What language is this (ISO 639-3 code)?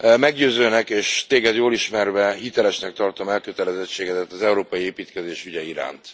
hun